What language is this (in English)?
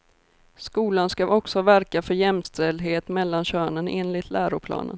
Swedish